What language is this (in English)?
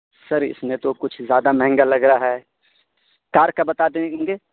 Urdu